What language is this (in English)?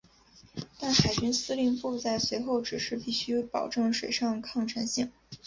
Chinese